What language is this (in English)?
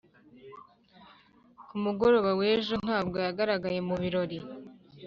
Kinyarwanda